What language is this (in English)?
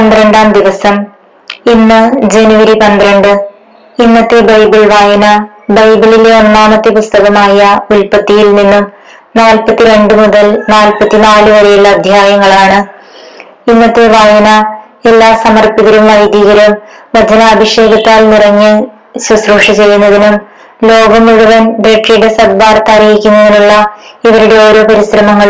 Malayalam